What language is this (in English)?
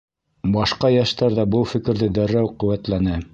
Bashkir